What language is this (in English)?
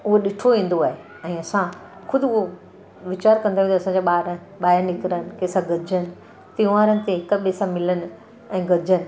Sindhi